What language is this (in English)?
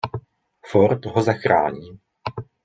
Czech